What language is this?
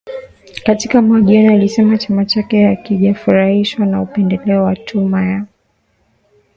Swahili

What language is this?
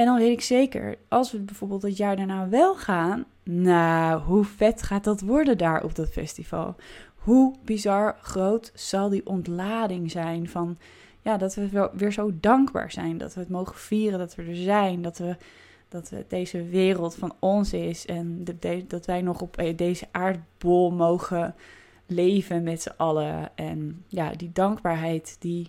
Dutch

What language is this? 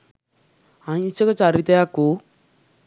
Sinhala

